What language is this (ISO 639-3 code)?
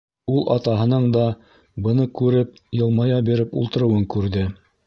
bak